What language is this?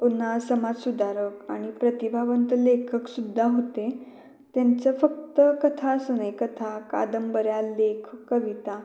Marathi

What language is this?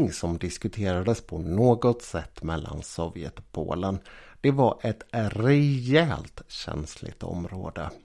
Swedish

